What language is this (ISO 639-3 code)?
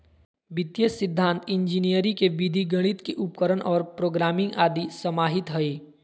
mag